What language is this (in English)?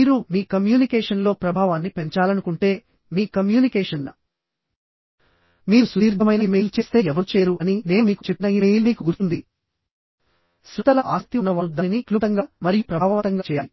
Telugu